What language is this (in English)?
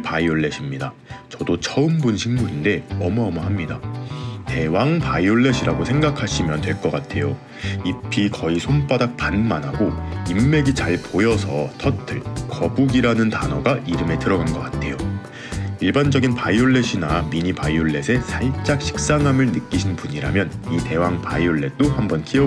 Korean